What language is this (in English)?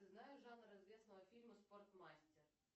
Russian